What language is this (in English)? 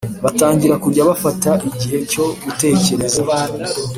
Kinyarwanda